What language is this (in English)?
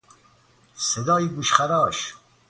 Persian